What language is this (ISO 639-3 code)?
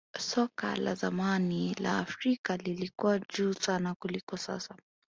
swa